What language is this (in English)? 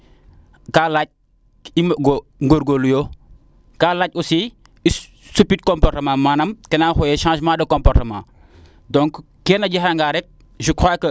Serer